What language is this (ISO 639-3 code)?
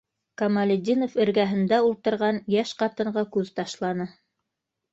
bak